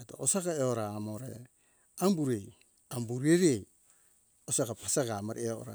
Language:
Hunjara-Kaina Ke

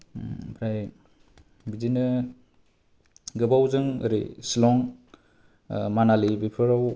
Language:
Bodo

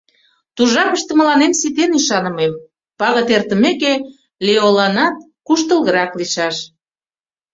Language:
Mari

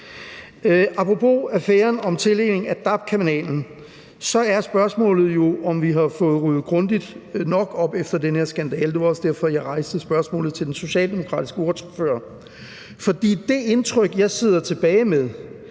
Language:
Danish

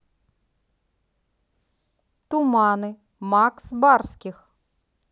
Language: Russian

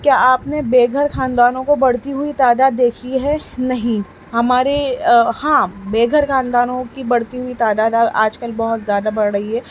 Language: Urdu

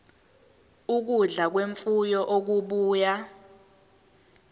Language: Zulu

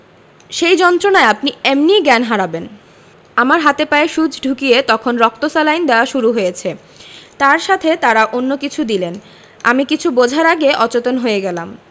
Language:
Bangla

